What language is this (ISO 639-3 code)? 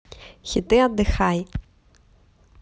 rus